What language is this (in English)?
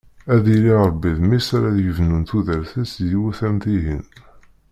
Kabyle